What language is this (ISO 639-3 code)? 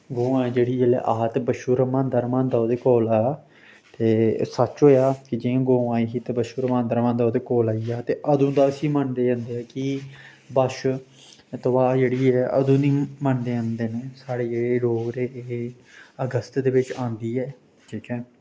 doi